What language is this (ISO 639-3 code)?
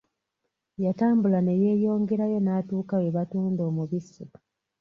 lug